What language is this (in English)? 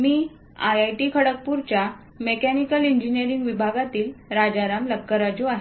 Marathi